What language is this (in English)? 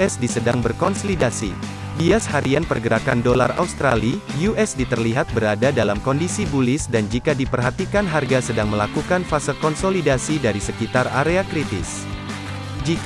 Indonesian